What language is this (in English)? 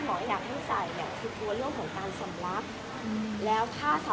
Thai